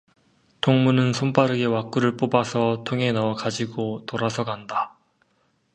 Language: Korean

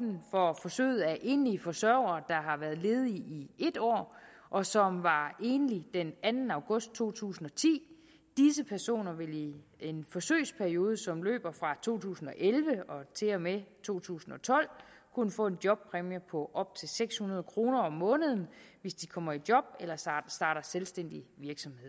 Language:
Danish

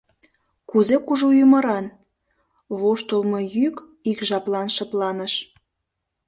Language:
Mari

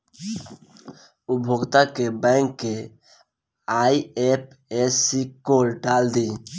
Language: Bhojpuri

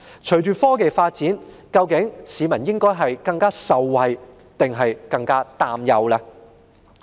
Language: Cantonese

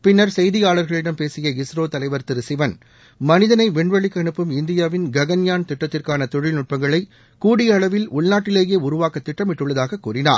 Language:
Tamil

